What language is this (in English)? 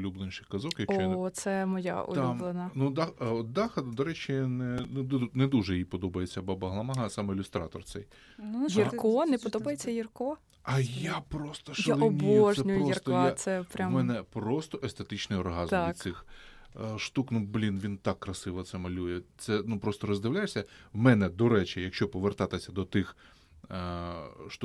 Ukrainian